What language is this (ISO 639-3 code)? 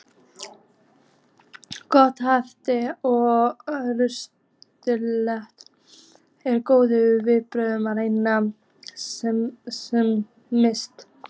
isl